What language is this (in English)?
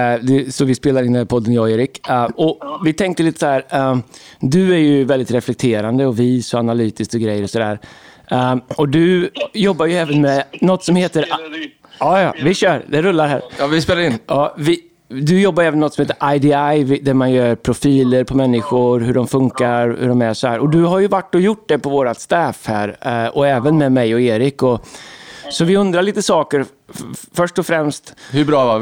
Swedish